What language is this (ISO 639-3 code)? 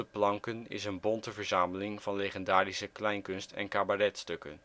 nld